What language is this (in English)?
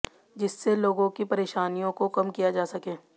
Hindi